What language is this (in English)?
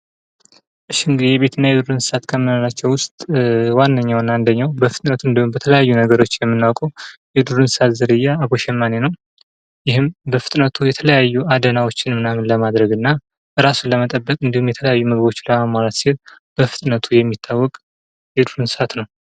Amharic